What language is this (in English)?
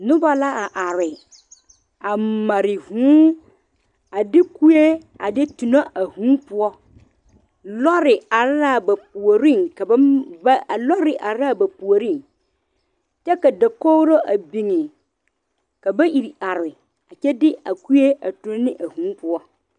Southern Dagaare